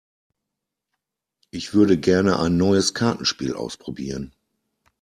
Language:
German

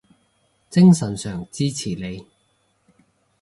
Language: Cantonese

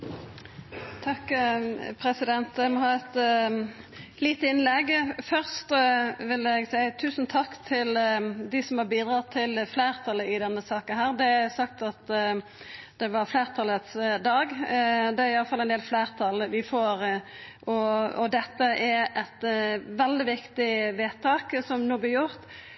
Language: Norwegian Nynorsk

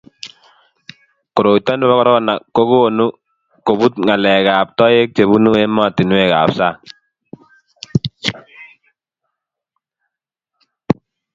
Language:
Kalenjin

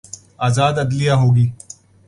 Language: Urdu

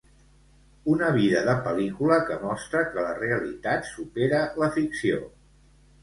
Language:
Catalan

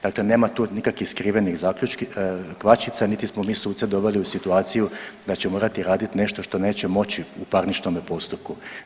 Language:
Croatian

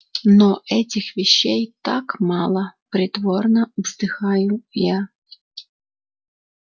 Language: Russian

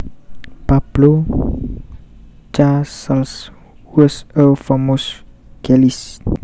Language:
Javanese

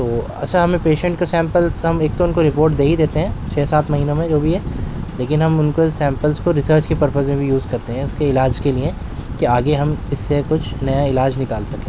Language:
Urdu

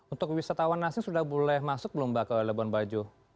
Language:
Indonesian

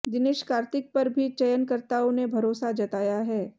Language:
Hindi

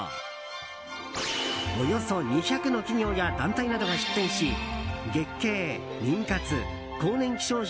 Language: Japanese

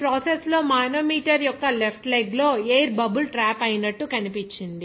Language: Telugu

